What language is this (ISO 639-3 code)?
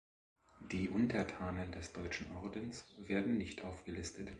deu